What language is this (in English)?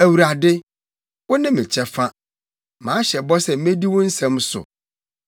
Akan